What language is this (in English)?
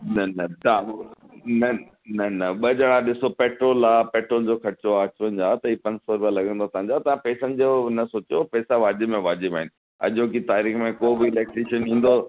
Sindhi